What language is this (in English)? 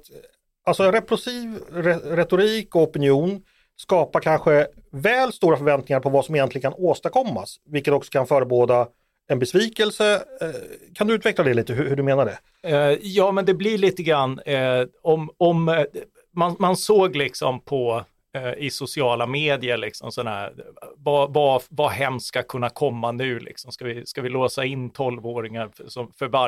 Swedish